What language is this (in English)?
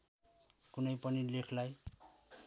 Nepali